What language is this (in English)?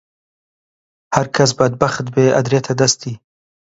Central Kurdish